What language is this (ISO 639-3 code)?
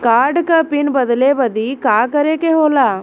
bho